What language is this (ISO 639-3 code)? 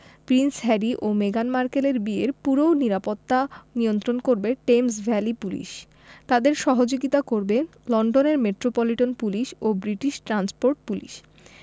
ben